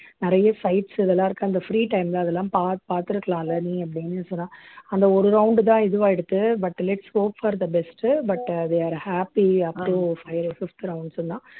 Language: Tamil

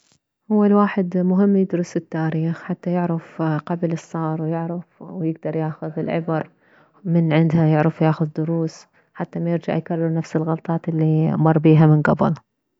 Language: Mesopotamian Arabic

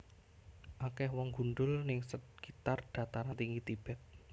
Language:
Javanese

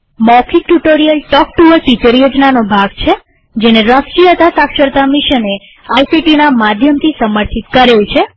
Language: Gujarati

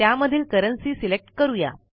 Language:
Marathi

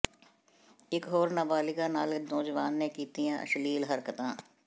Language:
Punjabi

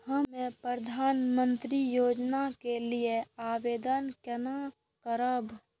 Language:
Maithili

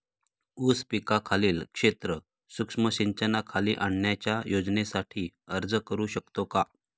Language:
Marathi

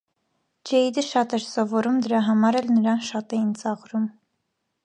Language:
Armenian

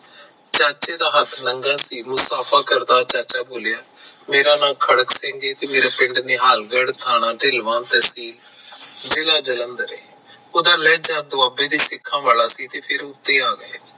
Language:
Punjabi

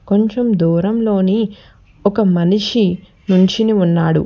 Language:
Telugu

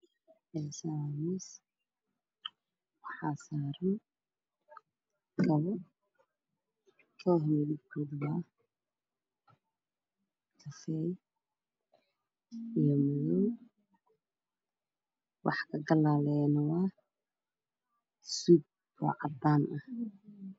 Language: Somali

